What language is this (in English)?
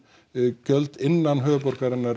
Icelandic